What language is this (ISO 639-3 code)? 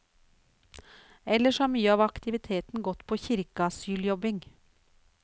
nor